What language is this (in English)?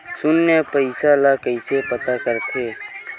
Chhattisgarhi